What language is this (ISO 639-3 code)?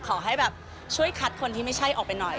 tha